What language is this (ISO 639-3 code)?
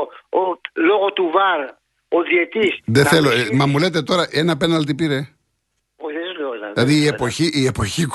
ell